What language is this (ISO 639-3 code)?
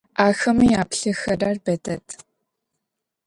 ady